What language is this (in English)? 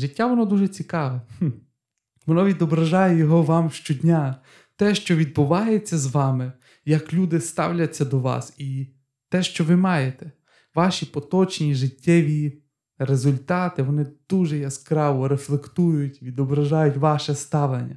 Ukrainian